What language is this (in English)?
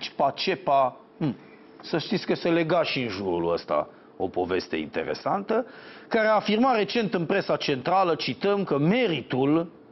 Romanian